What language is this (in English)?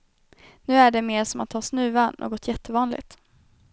Swedish